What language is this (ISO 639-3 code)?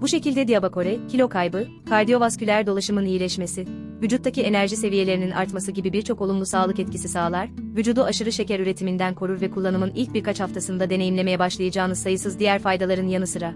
tur